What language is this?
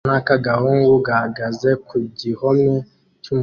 Kinyarwanda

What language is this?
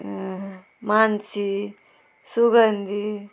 Konkani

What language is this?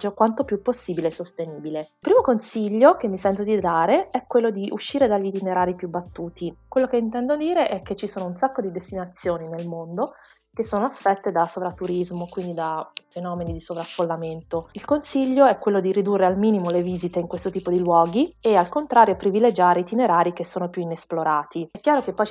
Italian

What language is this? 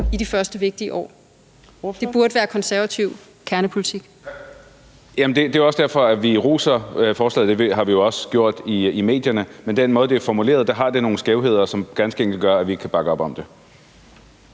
Danish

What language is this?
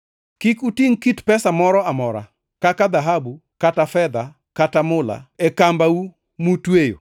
Luo (Kenya and Tanzania)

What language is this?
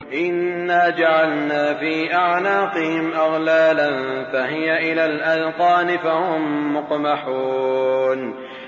Arabic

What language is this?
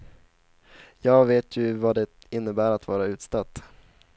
Swedish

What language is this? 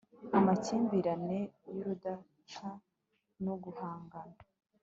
Kinyarwanda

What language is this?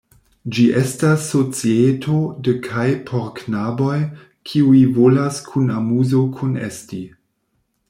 Esperanto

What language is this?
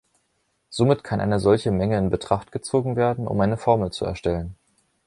German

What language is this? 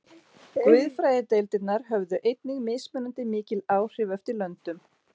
Icelandic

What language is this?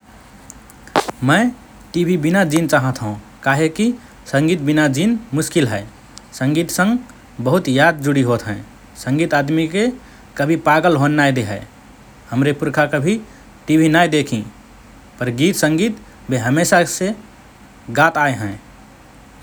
Rana Tharu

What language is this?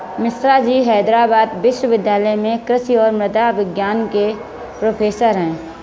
Hindi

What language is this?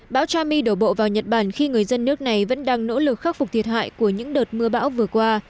Vietnamese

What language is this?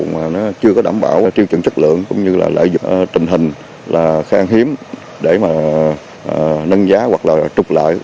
Vietnamese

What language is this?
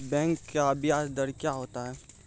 Maithili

